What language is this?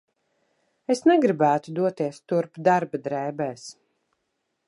Latvian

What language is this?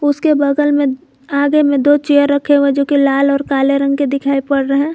Hindi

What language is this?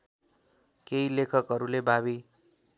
Nepali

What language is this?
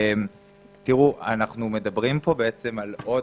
Hebrew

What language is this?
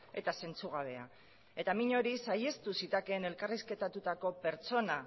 Basque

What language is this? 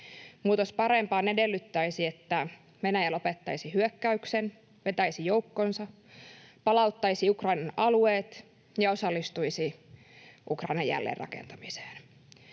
Finnish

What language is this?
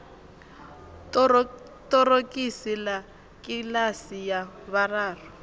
Venda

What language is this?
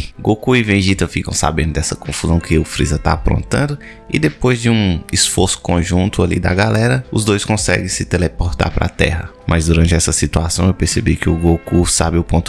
Portuguese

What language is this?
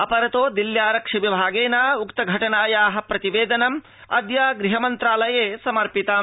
Sanskrit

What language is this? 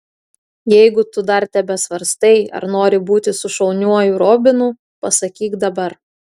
Lithuanian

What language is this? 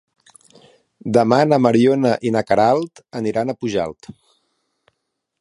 Catalan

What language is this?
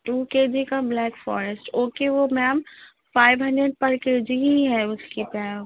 Urdu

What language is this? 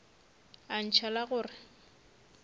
Northern Sotho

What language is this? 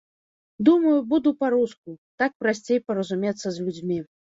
Belarusian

